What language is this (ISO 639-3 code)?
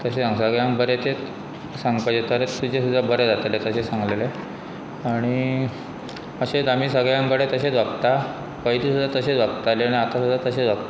kok